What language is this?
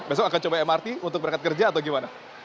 Indonesian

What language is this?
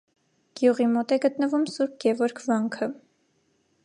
Armenian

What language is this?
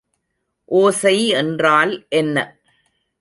Tamil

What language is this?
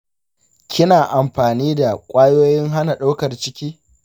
Hausa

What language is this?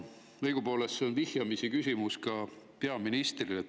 Estonian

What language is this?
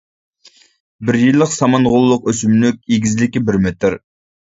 Uyghur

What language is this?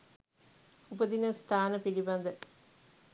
Sinhala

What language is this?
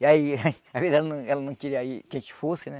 Portuguese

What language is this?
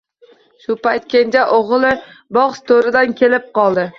Uzbek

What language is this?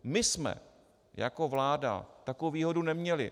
Czech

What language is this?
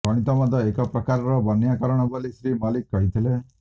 Odia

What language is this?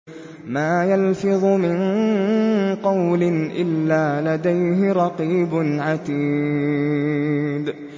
Arabic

